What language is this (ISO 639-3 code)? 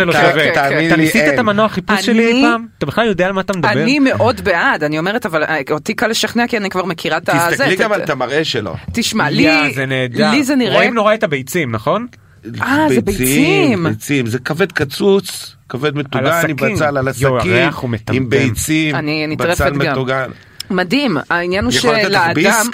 heb